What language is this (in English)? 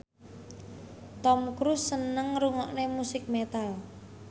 Javanese